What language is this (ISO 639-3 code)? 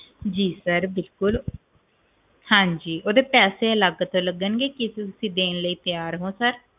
pan